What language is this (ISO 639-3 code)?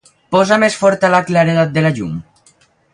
cat